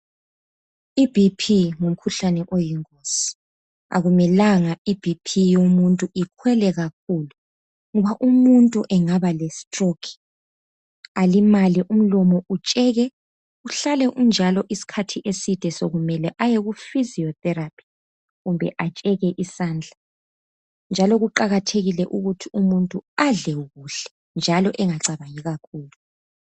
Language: North Ndebele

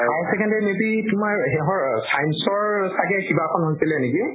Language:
Assamese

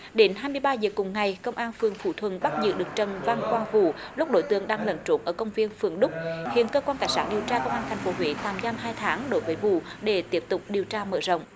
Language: Vietnamese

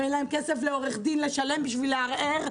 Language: Hebrew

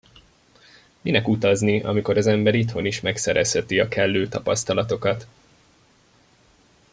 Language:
Hungarian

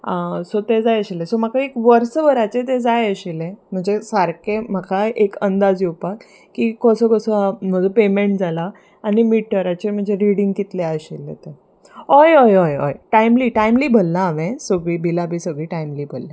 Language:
Konkani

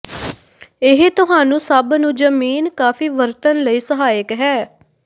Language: Punjabi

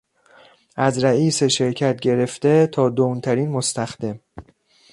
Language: Persian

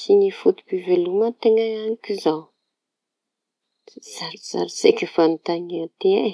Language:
Tanosy Malagasy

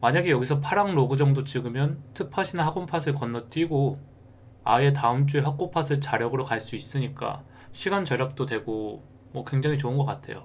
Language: Korean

